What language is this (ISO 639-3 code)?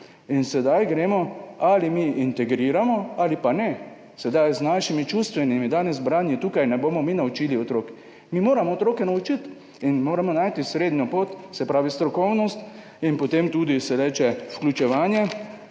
slv